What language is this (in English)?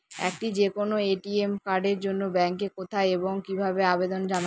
Bangla